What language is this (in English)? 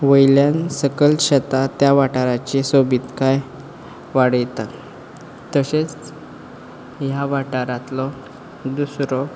Konkani